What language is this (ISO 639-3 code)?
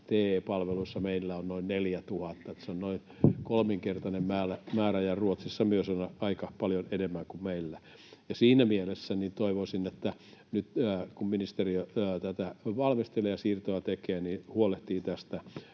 fin